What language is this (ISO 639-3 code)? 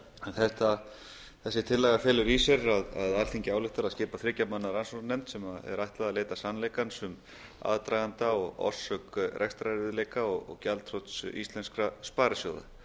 isl